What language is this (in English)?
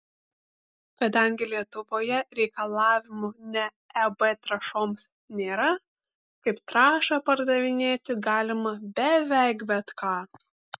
Lithuanian